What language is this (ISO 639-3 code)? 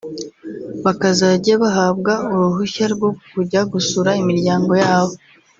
kin